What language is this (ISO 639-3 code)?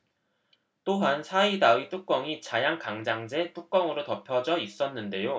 kor